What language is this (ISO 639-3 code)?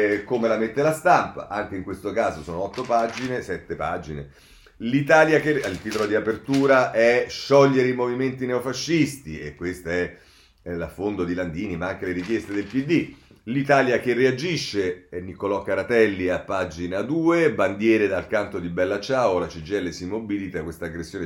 ita